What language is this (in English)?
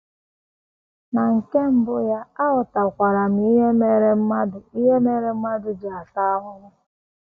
Igbo